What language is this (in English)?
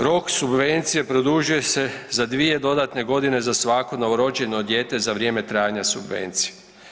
Croatian